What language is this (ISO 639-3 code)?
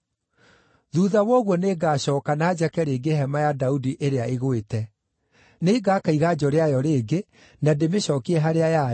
kik